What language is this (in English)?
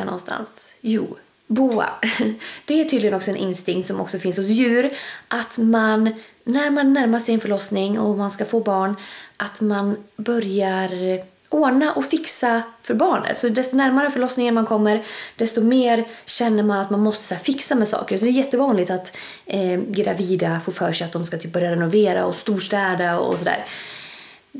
Swedish